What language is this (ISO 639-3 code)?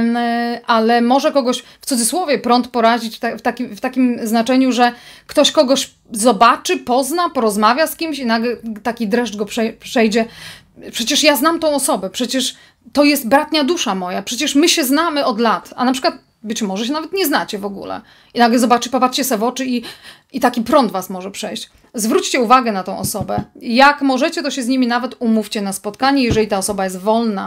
pol